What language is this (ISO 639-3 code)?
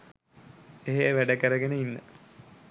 sin